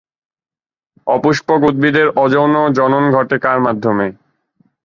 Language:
Bangla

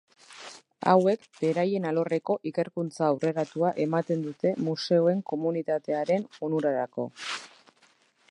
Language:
Basque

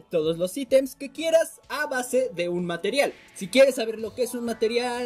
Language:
Spanish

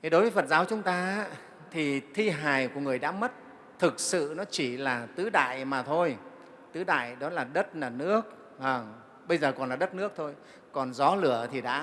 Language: Vietnamese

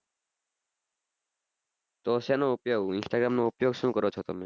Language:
Gujarati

